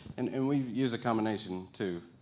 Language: English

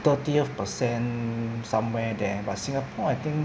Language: English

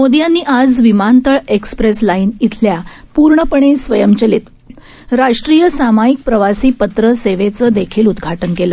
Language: Marathi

